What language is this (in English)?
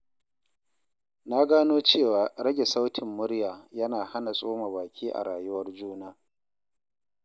Hausa